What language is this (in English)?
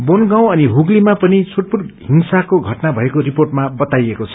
Nepali